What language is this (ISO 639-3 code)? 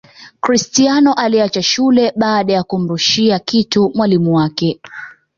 swa